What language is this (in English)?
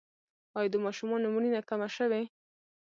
Pashto